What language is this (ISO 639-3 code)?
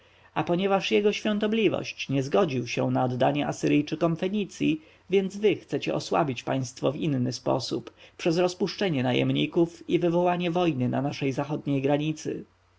pol